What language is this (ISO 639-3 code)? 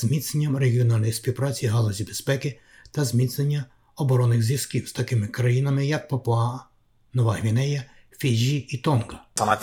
ukr